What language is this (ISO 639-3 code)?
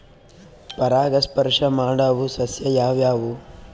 kan